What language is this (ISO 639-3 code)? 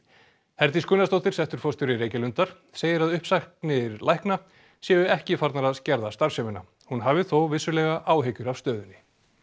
isl